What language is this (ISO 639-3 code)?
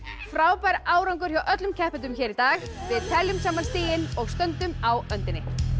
isl